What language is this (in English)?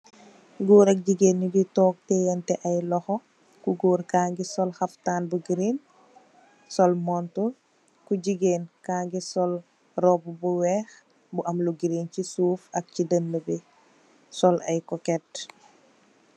Wolof